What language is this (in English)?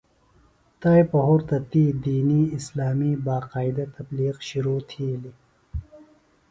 Phalura